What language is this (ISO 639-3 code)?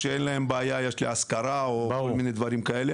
heb